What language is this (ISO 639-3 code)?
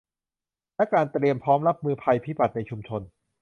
tha